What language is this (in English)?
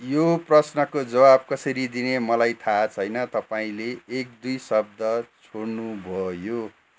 Nepali